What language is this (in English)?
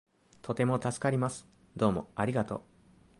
Japanese